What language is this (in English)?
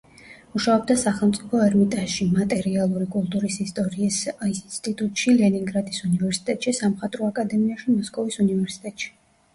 Georgian